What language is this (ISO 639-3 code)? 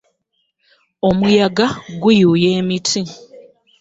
lug